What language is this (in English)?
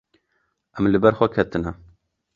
Kurdish